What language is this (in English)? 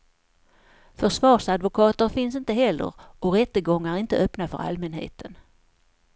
Swedish